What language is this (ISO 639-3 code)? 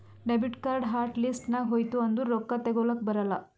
kan